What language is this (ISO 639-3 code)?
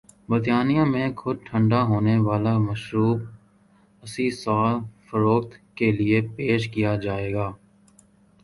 urd